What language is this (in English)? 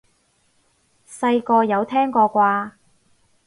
Cantonese